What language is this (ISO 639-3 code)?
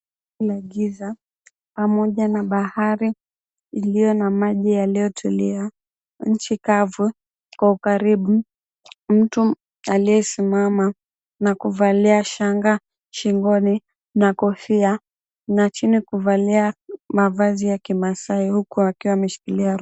swa